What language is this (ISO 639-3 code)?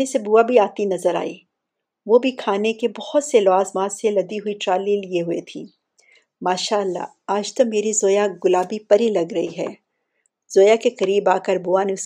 urd